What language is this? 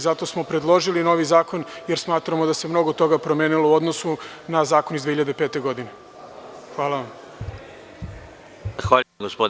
Serbian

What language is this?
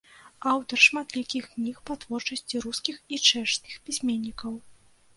Belarusian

